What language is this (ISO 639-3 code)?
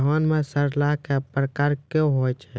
mai